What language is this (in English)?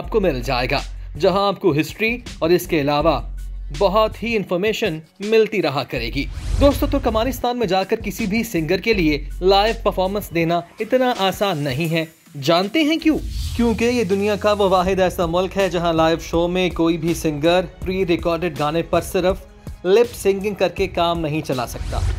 Hindi